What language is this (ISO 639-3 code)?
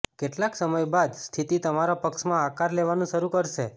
guj